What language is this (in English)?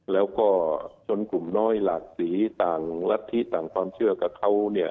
Thai